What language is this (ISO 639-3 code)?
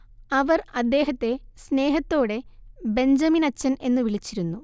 mal